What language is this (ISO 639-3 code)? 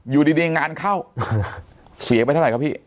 tha